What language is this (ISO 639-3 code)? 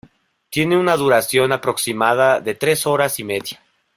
spa